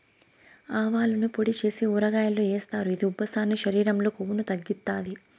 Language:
Telugu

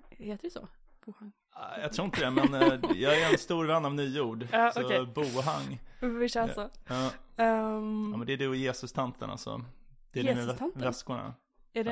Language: Swedish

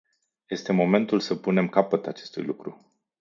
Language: Romanian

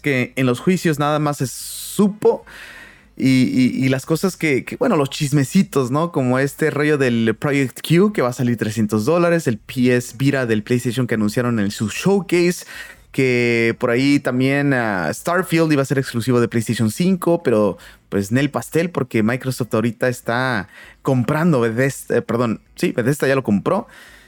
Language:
Spanish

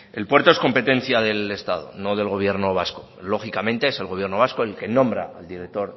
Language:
Spanish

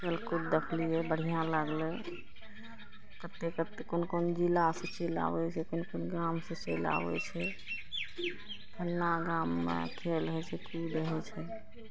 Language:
Maithili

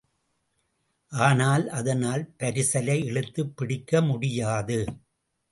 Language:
Tamil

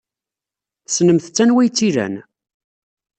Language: Kabyle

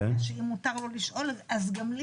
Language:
Hebrew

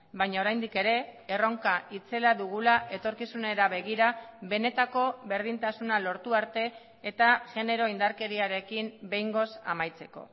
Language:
Basque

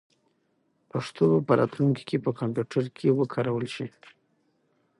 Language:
Pashto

